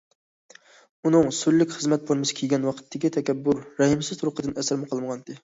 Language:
Uyghur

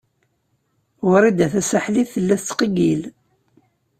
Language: Kabyle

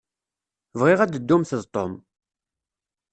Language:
Kabyle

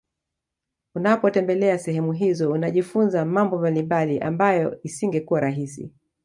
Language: Swahili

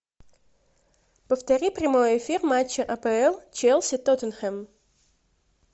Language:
Russian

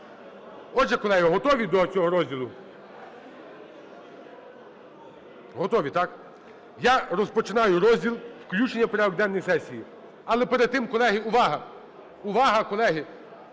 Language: Ukrainian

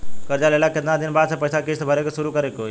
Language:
Bhojpuri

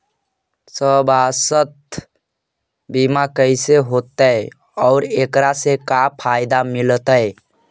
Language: Magahi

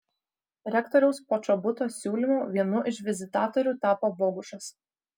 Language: Lithuanian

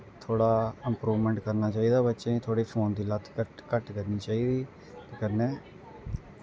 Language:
Dogri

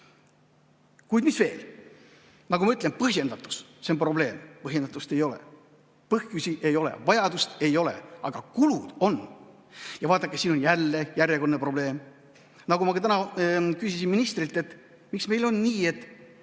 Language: Estonian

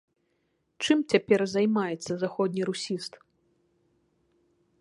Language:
Belarusian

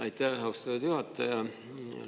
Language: Estonian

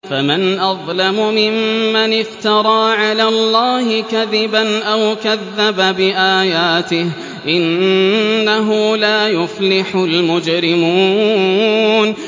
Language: Arabic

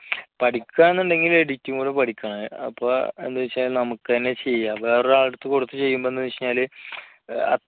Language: Malayalam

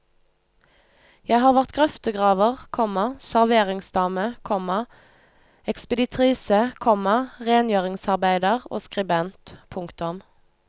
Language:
Norwegian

